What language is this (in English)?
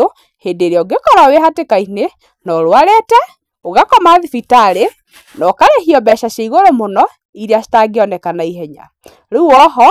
Kikuyu